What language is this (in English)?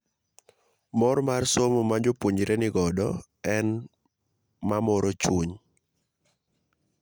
Luo (Kenya and Tanzania)